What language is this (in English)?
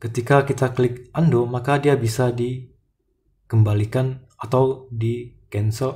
Indonesian